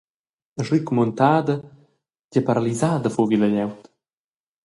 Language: Romansh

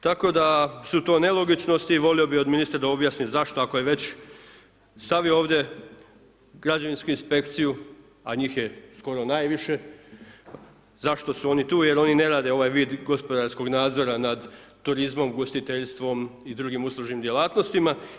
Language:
Croatian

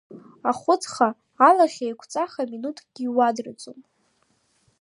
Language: Abkhazian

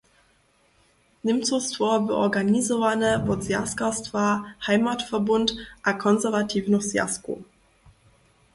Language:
Upper Sorbian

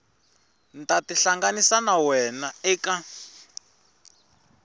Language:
Tsonga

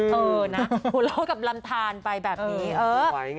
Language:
Thai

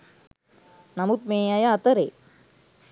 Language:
Sinhala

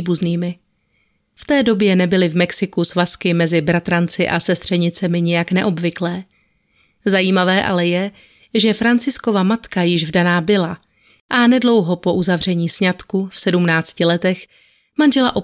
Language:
Czech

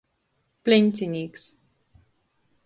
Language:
Latgalian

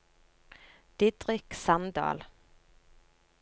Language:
Norwegian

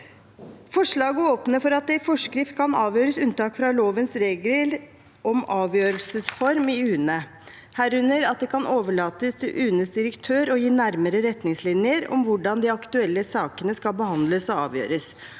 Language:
Norwegian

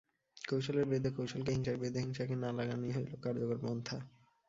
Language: Bangla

